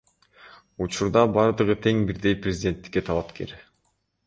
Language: Kyrgyz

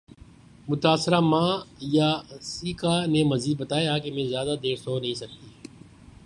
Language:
Urdu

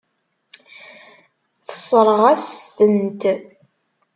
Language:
Kabyle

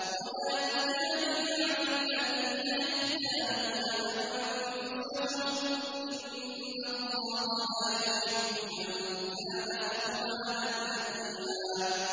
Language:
Arabic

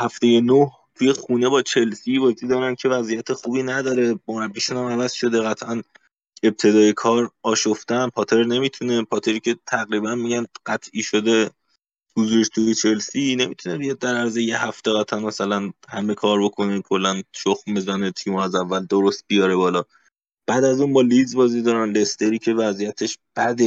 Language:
Persian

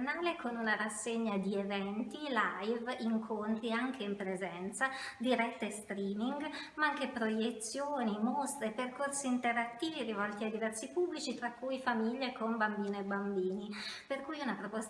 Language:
Italian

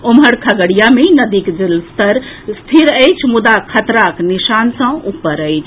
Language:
Maithili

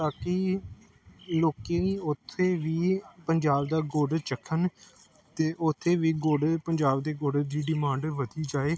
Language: Punjabi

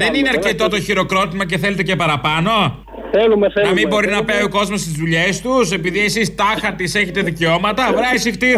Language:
Greek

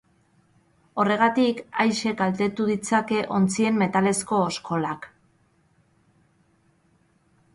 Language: Basque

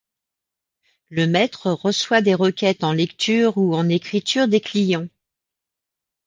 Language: French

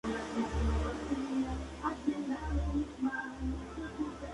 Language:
Spanish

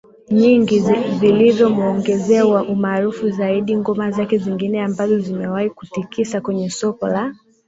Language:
Swahili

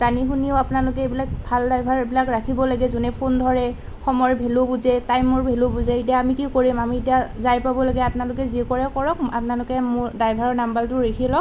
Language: Assamese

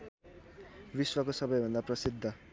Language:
Nepali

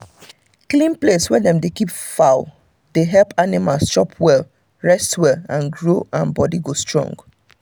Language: Nigerian Pidgin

